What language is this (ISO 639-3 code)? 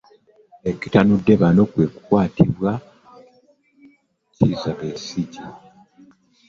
lug